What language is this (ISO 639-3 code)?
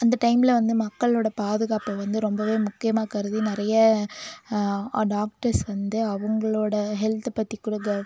tam